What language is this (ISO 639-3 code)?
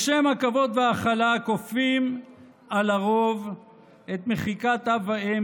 heb